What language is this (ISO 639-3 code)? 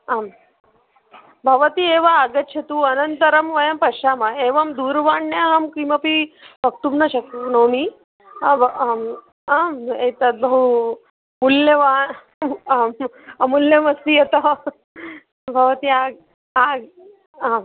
san